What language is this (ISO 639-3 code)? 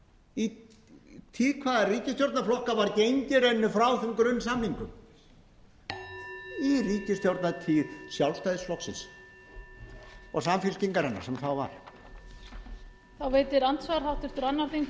isl